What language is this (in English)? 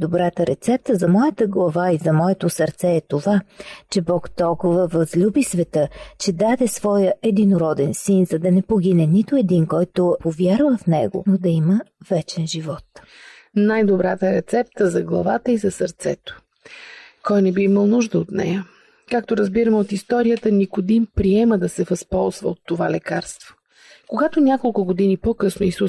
Bulgarian